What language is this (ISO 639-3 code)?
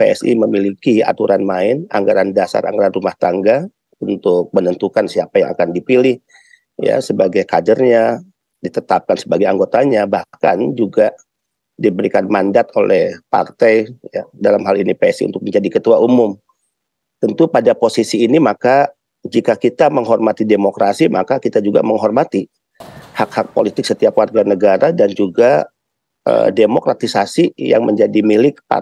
ind